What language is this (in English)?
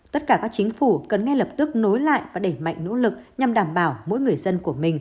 Vietnamese